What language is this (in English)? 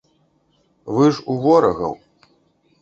Belarusian